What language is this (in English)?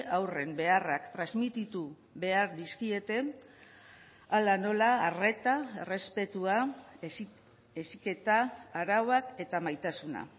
Basque